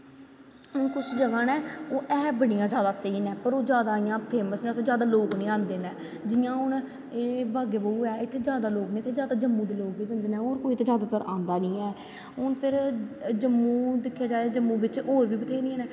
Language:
Dogri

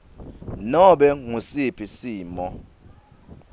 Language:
Swati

